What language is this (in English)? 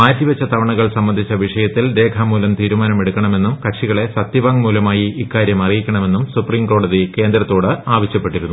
Malayalam